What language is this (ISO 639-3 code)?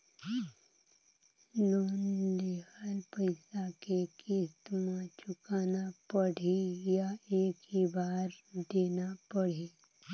hne